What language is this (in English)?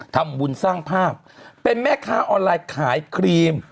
Thai